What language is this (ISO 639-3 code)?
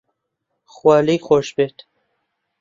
ckb